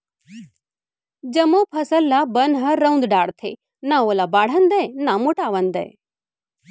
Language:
Chhattisgarhi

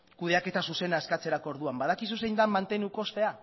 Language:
Basque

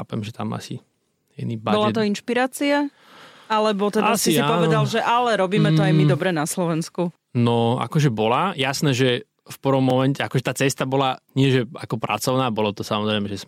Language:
Slovak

